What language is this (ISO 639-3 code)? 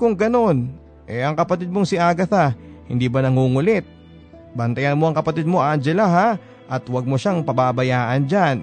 fil